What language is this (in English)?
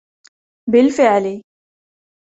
Arabic